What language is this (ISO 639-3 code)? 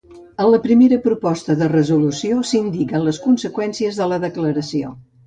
cat